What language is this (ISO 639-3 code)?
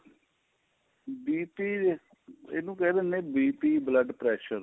pan